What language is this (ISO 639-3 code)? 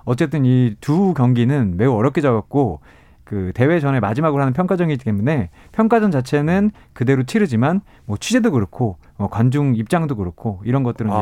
kor